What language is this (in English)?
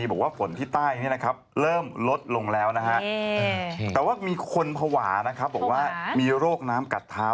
Thai